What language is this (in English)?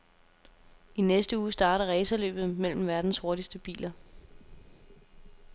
Danish